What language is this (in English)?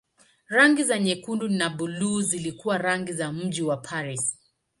Swahili